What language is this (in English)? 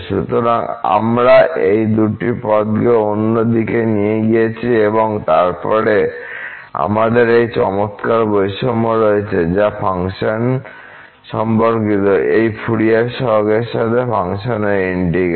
Bangla